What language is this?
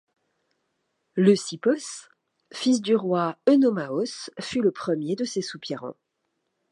French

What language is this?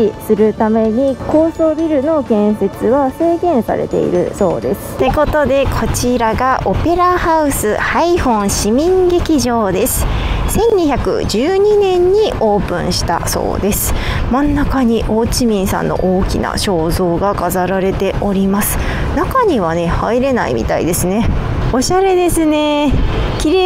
Japanese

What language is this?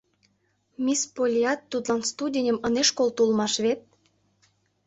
Mari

